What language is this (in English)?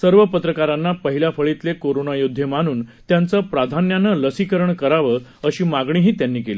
Marathi